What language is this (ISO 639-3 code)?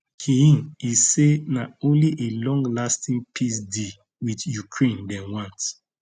pcm